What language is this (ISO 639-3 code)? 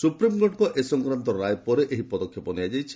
ori